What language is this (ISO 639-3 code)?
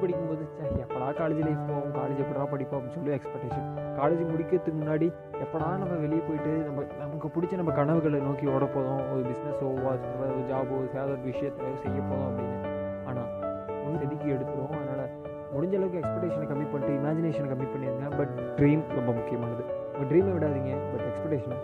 tam